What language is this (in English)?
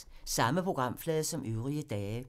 Danish